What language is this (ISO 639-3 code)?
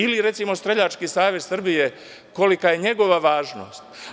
srp